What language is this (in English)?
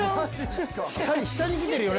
Japanese